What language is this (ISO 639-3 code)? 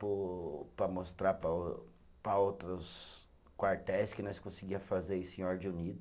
por